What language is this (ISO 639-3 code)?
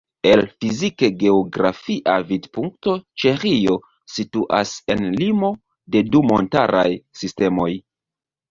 epo